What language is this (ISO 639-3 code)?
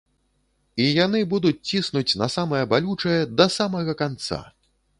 bel